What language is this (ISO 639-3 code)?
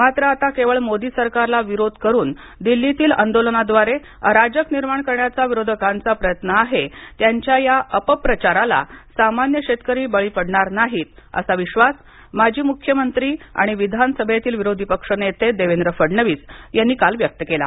mar